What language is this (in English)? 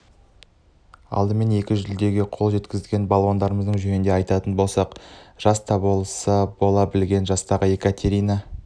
Kazakh